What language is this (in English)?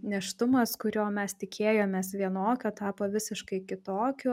Lithuanian